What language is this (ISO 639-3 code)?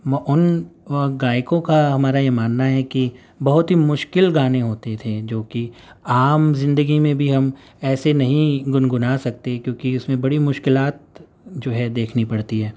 urd